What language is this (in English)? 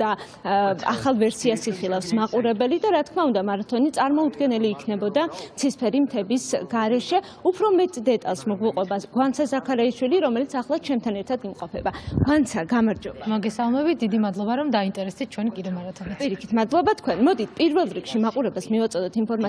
Romanian